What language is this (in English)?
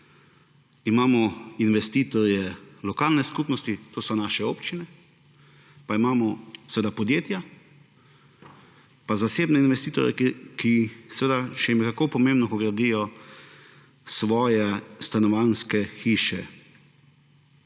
Slovenian